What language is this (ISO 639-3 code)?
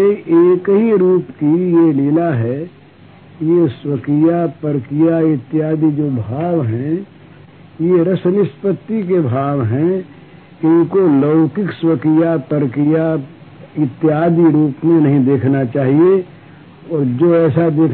hin